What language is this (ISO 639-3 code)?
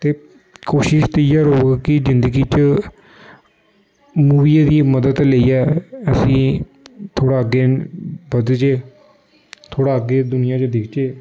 doi